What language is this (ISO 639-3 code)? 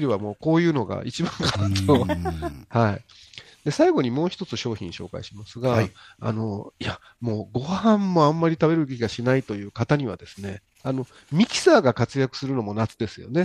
jpn